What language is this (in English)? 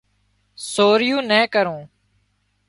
Wadiyara Koli